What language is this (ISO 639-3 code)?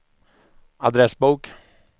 swe